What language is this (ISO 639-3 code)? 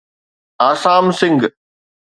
snd